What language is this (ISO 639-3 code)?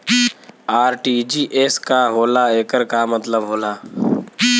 bho